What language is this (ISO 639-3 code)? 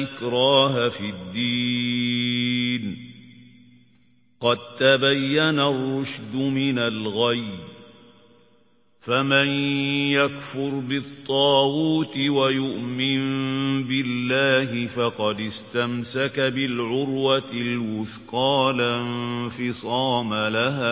ara